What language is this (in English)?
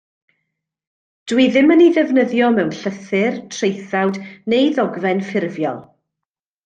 Welsh